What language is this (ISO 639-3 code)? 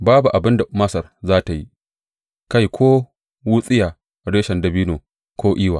hau